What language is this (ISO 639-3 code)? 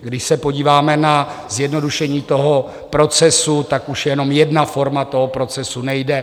ces